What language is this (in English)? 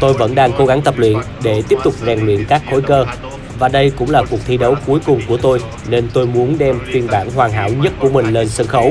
Vietnamese